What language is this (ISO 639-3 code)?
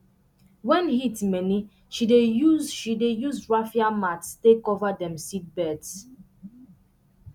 pcm